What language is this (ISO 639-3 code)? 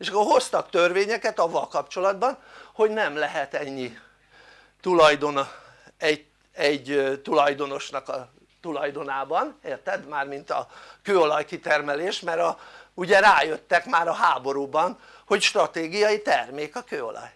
hun